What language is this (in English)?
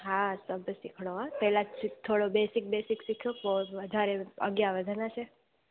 Sindhi